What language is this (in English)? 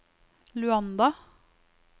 Norwegian